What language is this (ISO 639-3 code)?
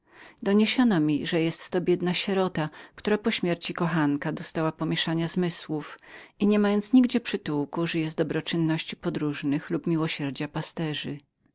pol